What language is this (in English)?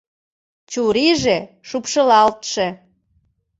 Mari